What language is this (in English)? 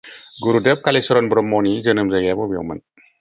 Bodo